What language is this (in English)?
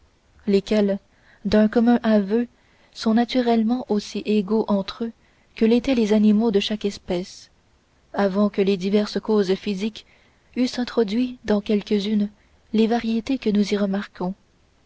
French